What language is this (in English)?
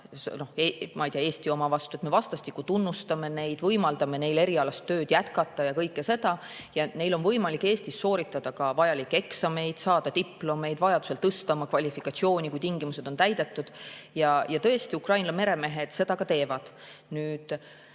Estonian